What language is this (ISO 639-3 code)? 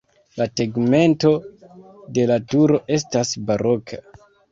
epo